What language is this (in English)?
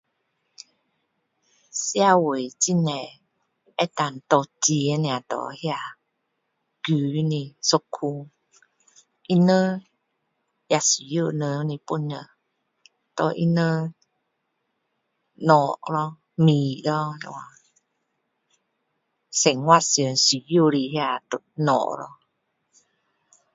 Min Dong Chinese